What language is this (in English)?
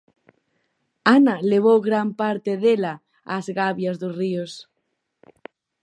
Galician